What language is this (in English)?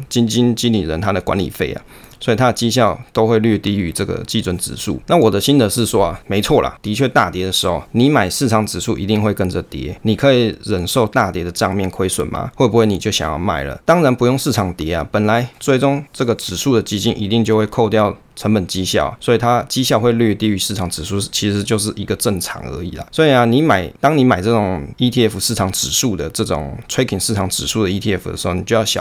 Chinese